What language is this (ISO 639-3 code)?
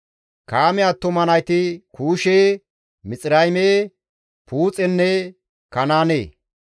gmv